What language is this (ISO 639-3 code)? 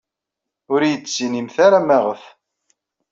kab